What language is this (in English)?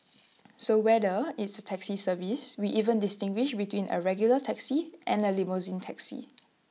English